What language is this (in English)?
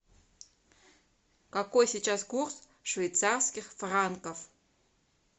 Russian